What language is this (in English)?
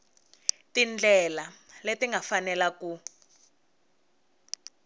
Tsonga